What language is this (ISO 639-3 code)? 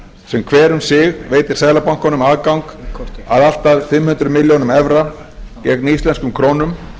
isl